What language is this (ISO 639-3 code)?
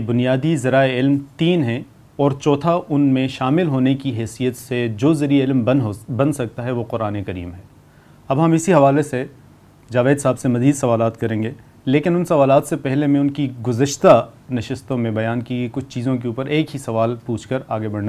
urd